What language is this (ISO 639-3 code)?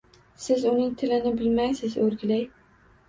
uzb